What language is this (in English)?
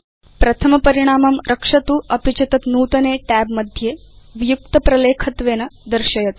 Sanskrit